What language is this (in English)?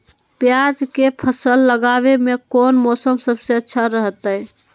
Magahi